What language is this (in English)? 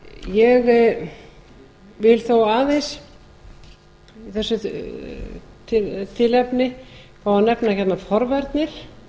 Icelandic